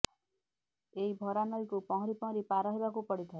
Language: Odia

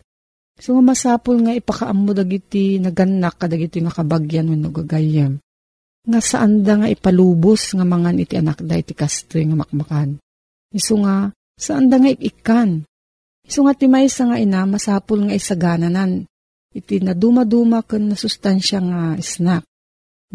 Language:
Filipino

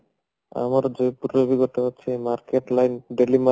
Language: Odia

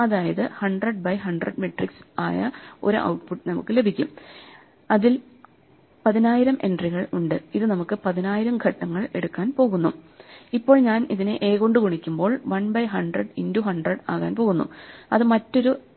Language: Malayalam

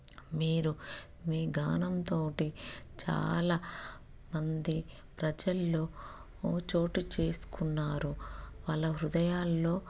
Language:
Telugu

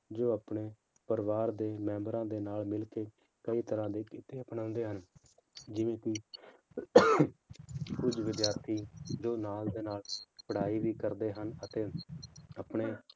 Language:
Punjabi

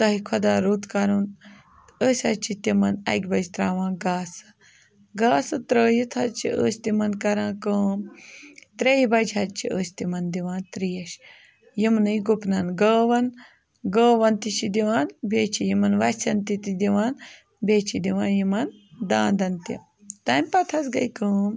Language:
Kashmiri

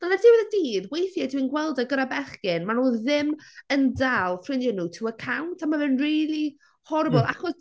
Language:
Welsh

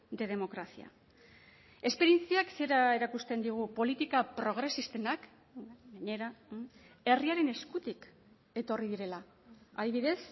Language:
Basque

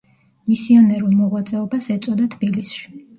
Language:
Georgian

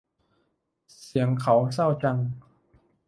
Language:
Thai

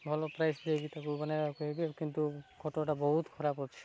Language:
Odia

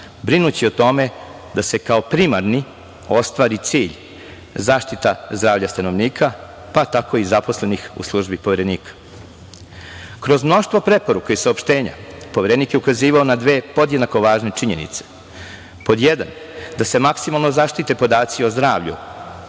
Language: Serbian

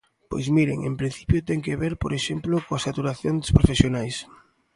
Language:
Galician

